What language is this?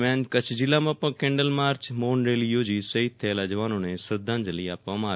Gujarati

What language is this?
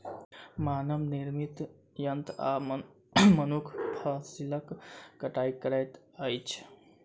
Maithili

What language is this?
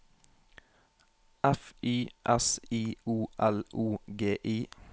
Norwegian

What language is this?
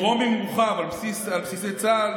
Hebrew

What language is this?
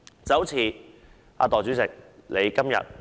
Cantonese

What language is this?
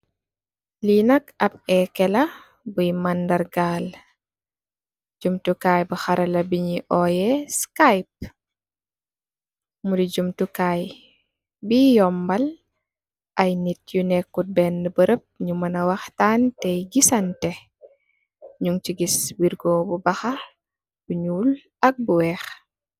Wolof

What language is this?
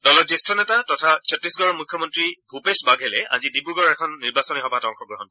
Assamese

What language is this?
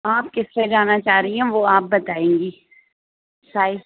Urdu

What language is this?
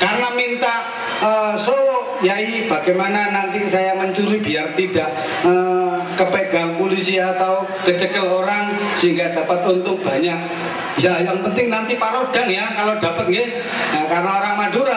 Indonesian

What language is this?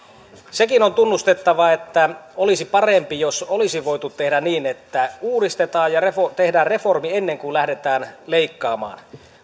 Finnish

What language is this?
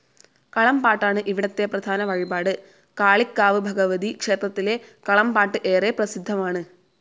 Malayalam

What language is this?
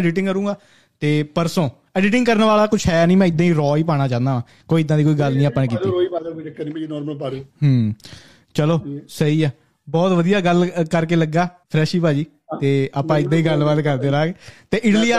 Punjabi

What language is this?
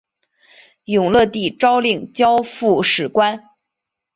Chinese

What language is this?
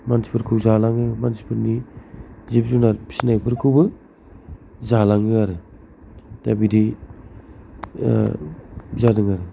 Bodo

